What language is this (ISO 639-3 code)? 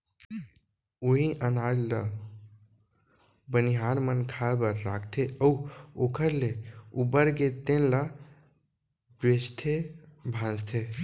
hne